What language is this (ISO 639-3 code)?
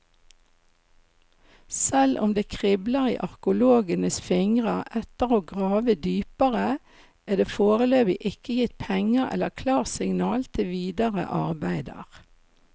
nor